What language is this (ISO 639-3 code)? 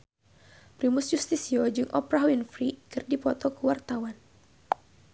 sun